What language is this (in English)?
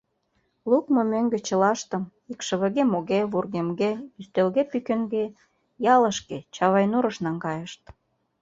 Mari